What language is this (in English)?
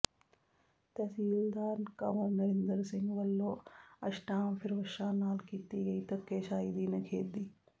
Punjabi